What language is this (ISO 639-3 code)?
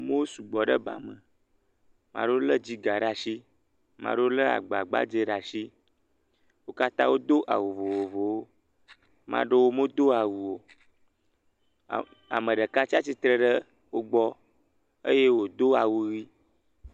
ewe